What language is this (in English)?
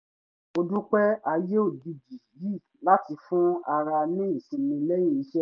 Yoruba